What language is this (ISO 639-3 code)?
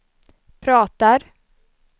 swe